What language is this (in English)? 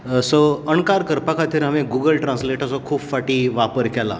Konkani